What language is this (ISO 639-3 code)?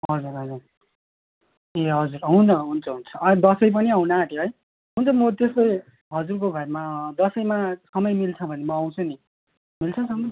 nep